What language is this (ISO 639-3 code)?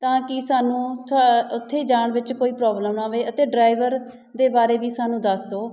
pan